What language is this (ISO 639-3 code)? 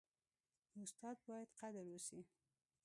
pus